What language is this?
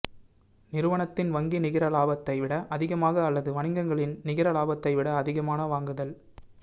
Tamil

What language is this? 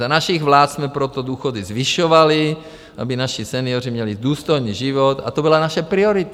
Czech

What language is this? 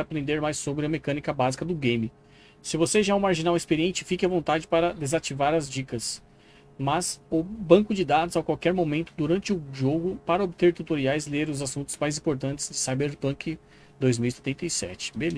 Portuguese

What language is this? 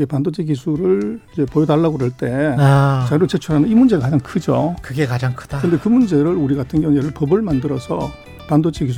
Korean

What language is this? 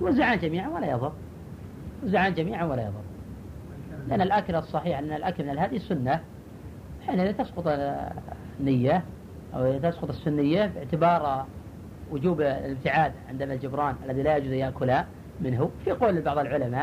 Arabic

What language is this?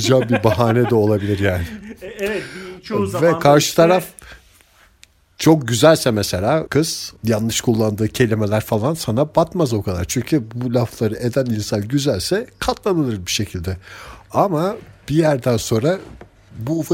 Turkish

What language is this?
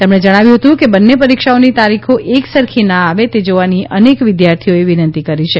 Gujarati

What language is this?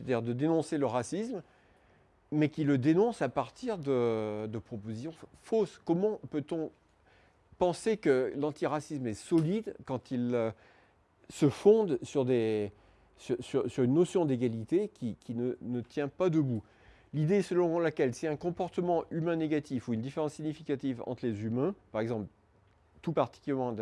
French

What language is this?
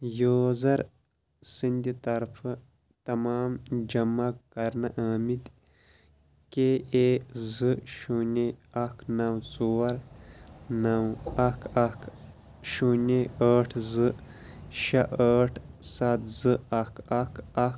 Kashmiri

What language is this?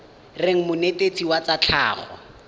Tswana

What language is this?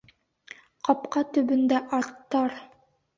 Bashkir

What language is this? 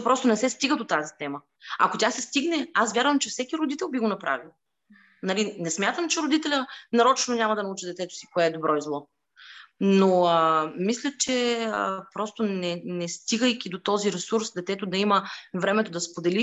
Bulgarian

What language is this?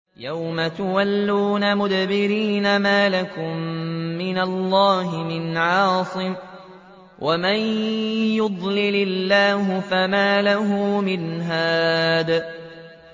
Arabic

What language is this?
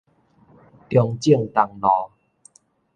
Min Nan Chinese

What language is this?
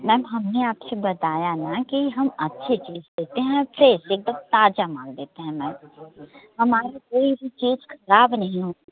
Hindi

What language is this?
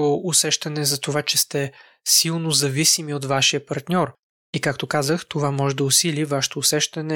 Bulgarian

